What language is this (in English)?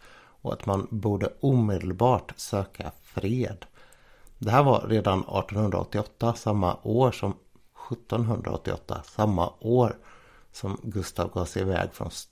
Swedish